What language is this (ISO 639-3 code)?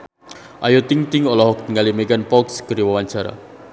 sun